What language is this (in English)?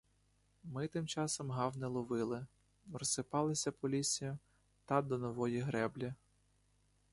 Ukrainian